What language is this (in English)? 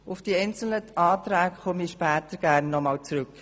Swiss German